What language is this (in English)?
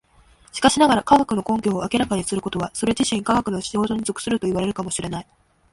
Japanese